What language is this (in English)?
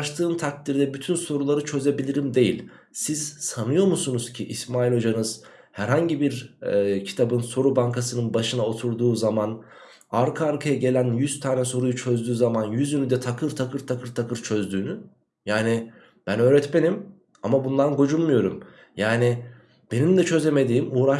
Turkish